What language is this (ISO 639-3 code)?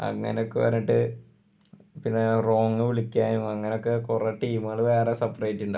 mal